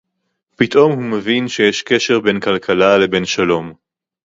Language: Hebrew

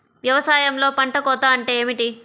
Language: Telugu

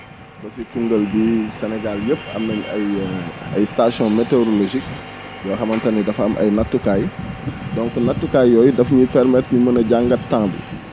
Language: Wolof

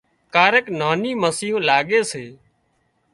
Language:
Wadiyara Koli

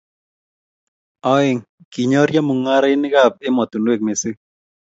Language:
Kalenjin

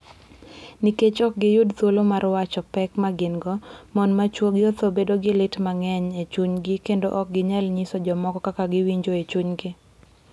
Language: Luo (Kenya and Tanzania)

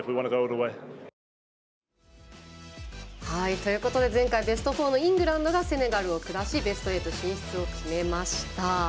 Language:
Japanese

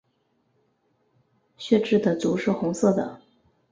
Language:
Chinese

